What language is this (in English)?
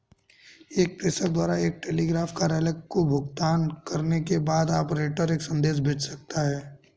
Hindi